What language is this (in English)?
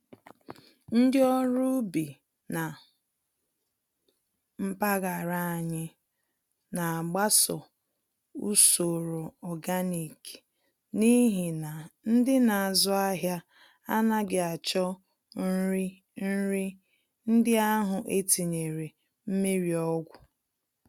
Igbo